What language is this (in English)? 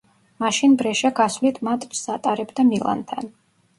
Georgian